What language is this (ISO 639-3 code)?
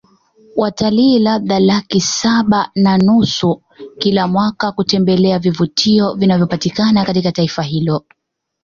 swa